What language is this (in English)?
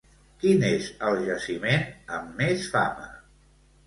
Catalan